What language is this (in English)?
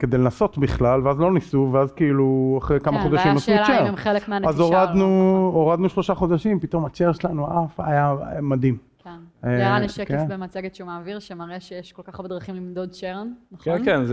Hebrew